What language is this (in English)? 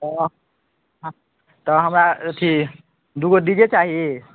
Maithili